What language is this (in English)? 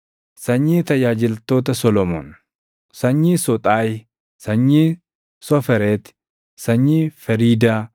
Oromo